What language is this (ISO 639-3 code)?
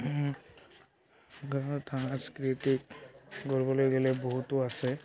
asm